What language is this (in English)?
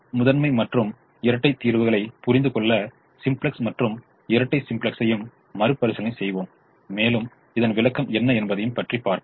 Tamil